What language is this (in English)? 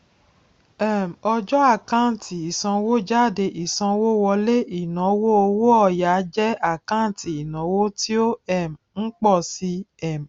Yoruba